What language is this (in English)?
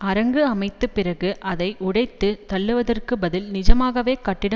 Tamil